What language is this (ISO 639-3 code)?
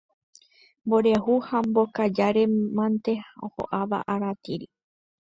grn